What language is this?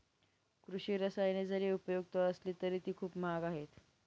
Marathi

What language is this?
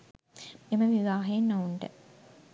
Sinhala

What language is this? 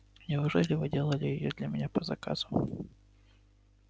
Russian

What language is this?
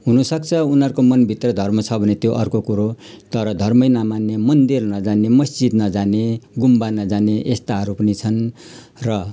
Nepali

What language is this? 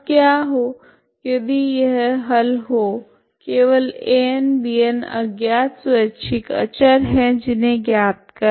Hindi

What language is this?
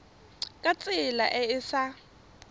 Tswana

